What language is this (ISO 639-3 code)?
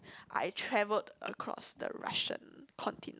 eng